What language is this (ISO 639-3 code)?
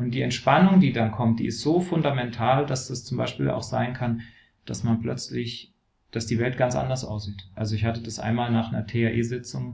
deu